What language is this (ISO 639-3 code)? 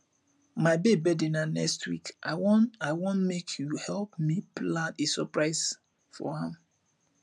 pcm